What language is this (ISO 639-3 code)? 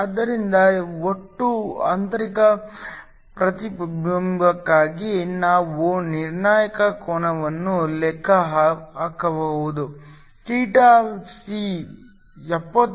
kan